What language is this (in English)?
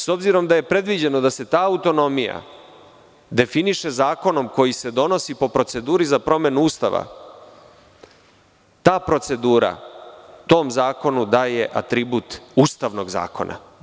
Serbian